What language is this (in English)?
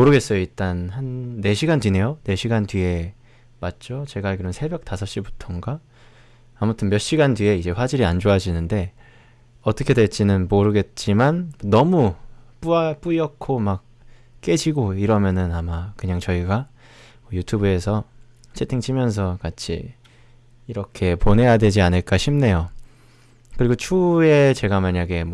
Korean